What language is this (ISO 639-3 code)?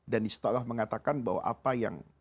ind